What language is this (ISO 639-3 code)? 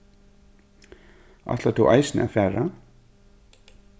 fao